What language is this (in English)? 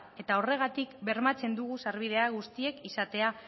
Basque